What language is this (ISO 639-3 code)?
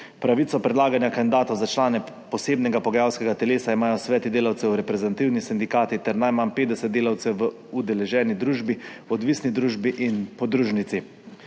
slv